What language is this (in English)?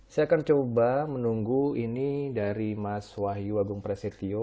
Indonesian